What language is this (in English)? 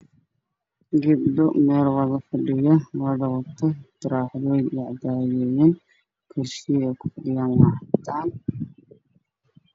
Somali